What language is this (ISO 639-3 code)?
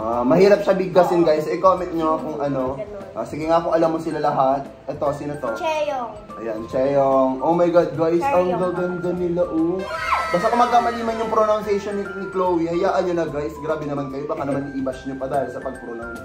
fil